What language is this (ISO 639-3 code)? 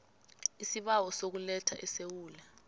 nbl